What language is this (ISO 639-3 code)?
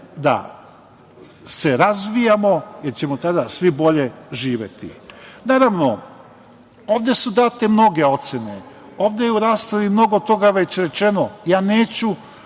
srp